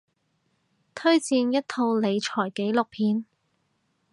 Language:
Cantonese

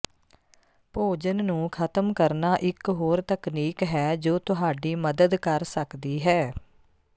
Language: Punjabi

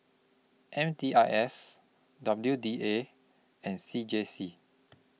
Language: English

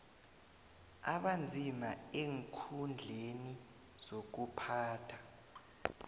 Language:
South Ndebele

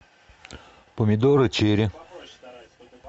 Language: Russian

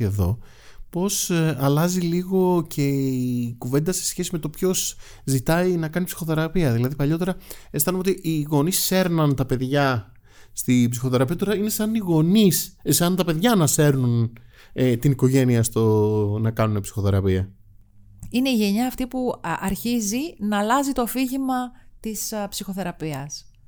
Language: Greek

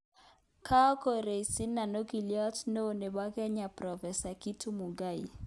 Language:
Kalenjin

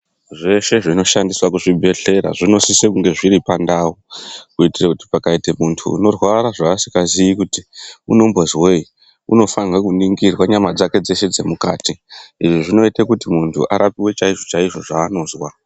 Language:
Ndau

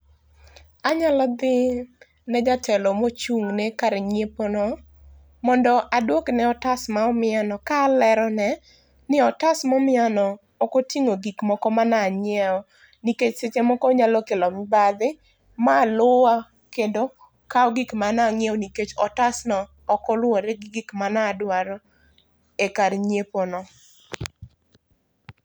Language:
Luo (Kenya and Tanzania)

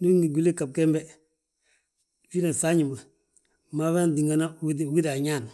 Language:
Balanta-Ganja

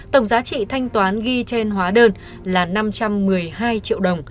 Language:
Vietnamese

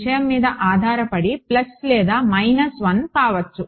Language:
Telugu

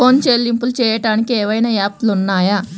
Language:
Telugu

